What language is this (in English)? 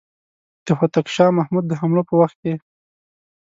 Pashto